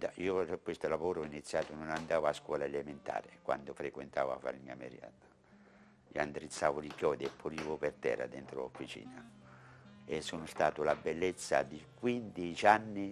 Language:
Italian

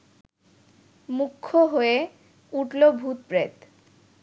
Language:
Bangla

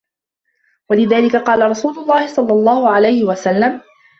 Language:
Arabic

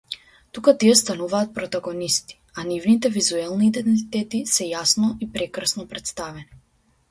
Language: Macedonian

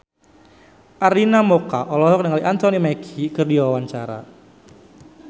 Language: Sundanese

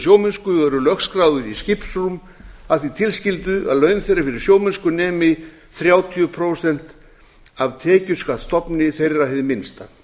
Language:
Icelandic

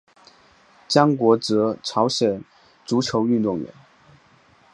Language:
Chinese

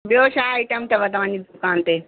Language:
Sindhi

